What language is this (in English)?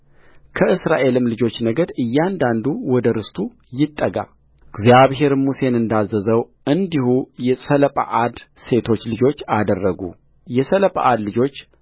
Amharic